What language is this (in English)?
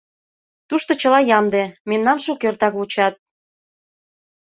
Mari